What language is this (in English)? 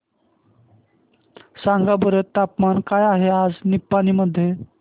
Marathi